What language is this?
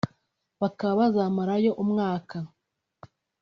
Kinyarwanda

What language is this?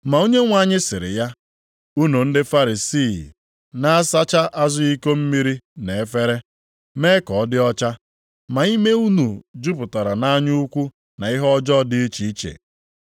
Igbo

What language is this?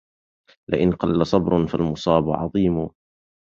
Arabic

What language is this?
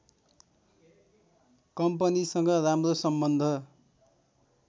Nepali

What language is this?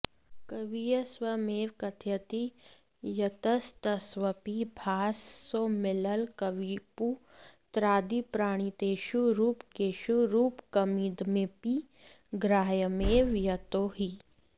Sanskrit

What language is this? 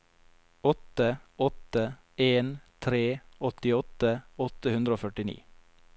Norwegian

